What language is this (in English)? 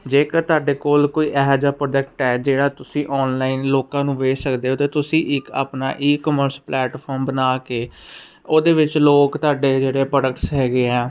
Punjabi